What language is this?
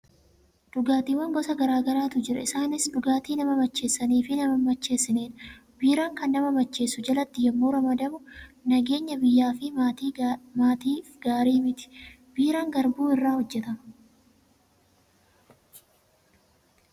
Oromo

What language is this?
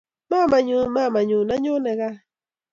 Kalenjin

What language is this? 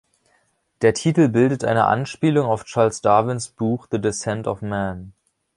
German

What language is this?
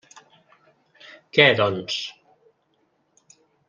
Catalan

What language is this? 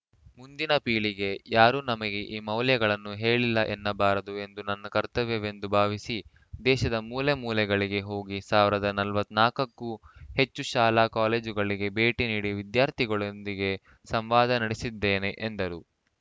Kannada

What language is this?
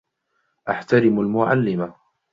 Arabic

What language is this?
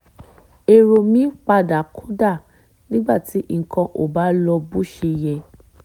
Yoruba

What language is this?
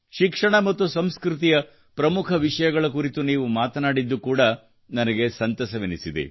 Kannada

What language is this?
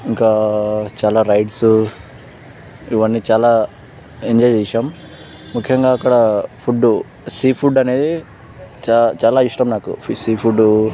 Telugu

